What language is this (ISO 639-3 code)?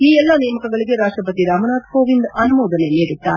kan